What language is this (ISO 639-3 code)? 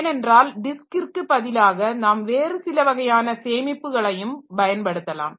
tam